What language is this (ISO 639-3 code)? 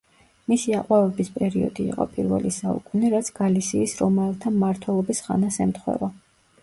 kat